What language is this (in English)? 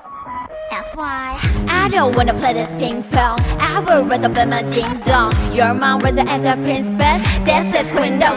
Korean